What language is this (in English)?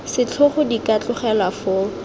Tswana